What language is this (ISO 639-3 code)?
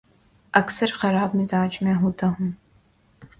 urd